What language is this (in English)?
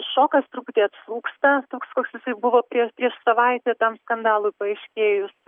Lithuanian